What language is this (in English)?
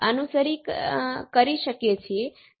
Gujarati